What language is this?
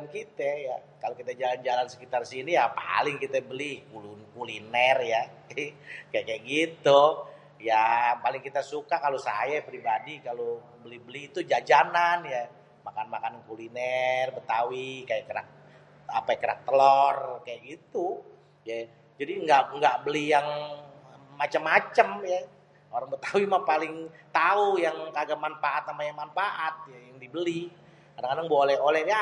Betawi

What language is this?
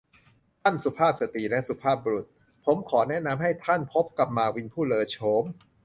Thai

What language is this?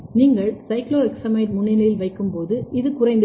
Tamil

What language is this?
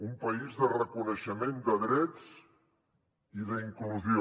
Catalan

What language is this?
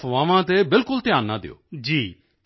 Punjabi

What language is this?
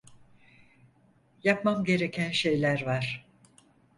Turkish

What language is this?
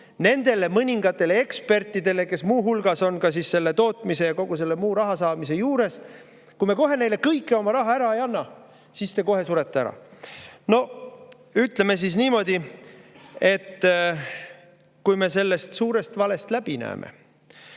Estonian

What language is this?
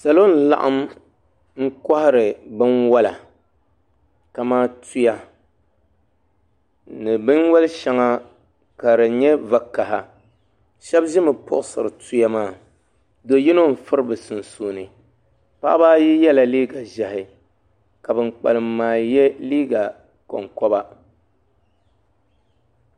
Dagbani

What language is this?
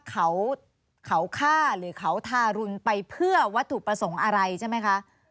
Thai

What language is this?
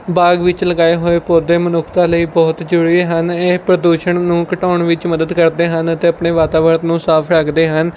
Punjabi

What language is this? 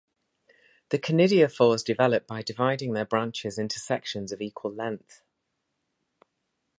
English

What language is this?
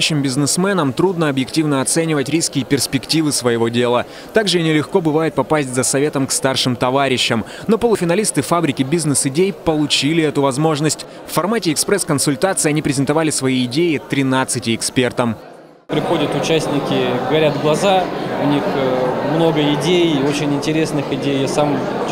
Russian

